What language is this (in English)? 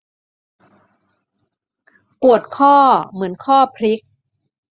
Thai